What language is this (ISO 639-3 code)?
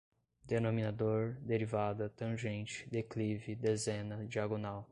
por